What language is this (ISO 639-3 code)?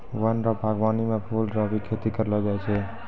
mai